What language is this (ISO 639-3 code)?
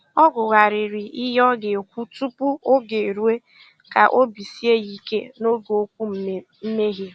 ibo